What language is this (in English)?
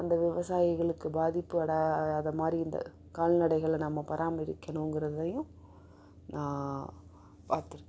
Tamil